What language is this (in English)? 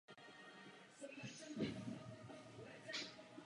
Czech